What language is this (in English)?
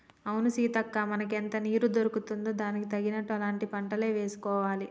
Telugu